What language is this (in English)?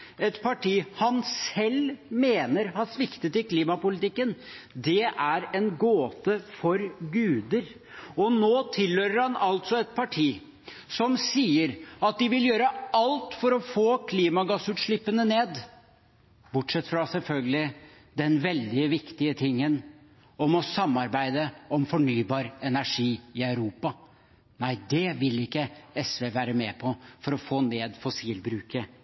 Norwegian Bokmål